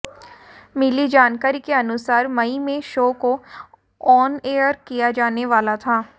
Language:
Hindi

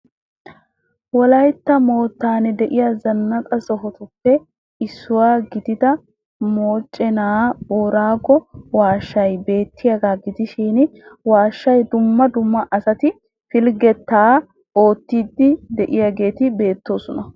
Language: Wolaytta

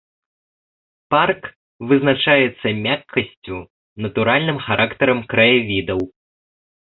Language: Belarusian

